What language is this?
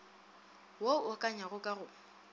Northern Sotho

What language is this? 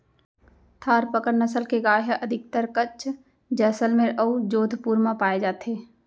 Chhattisgarhi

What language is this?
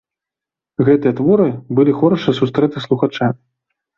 Belarusian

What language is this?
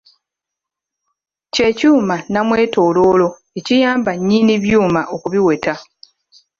Ganda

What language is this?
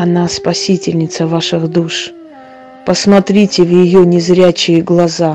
Russian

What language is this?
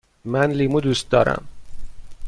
Persian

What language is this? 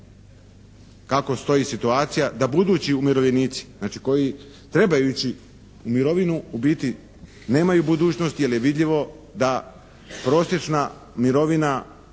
Croatian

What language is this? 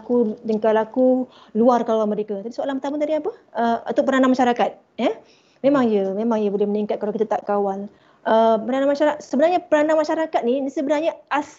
Malay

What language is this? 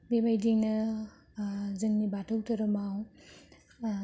Bodo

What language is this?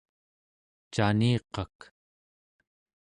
Central Yupik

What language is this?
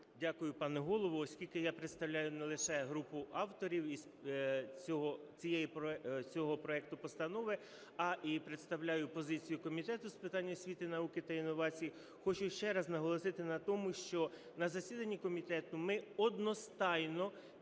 Ukrainian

